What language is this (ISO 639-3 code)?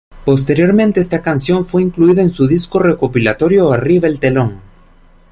spa